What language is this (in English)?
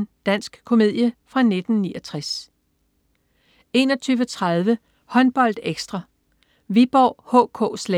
Danish